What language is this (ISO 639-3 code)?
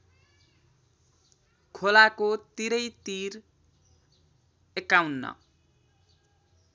nep